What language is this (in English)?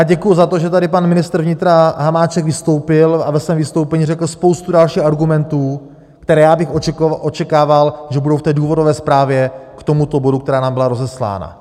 Czech